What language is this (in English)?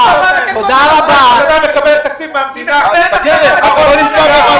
Hebrew